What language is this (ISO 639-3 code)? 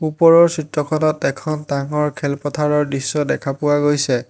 asm